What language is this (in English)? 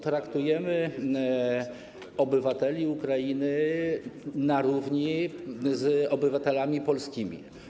Polish